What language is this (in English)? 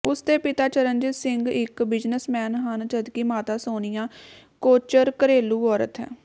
Punjabi